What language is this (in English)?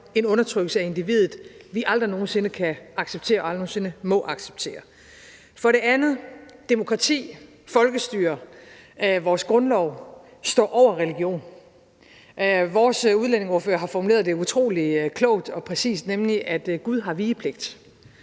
Danish